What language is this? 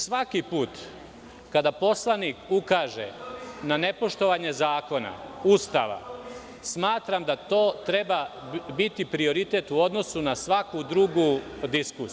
Serbian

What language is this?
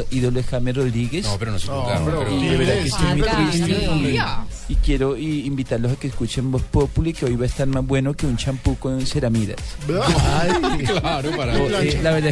Spanish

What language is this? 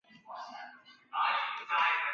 Chinese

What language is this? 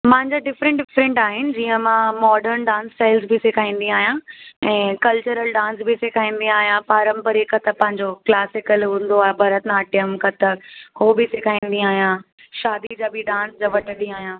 Sindhi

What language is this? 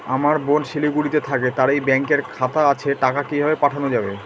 Bangla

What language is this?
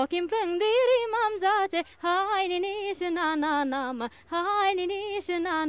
Dutch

